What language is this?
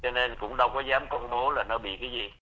Vietnamese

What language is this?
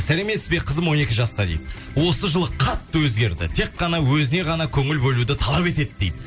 Kazakh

